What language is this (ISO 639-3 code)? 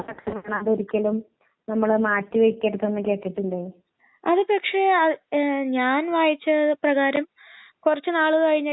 mal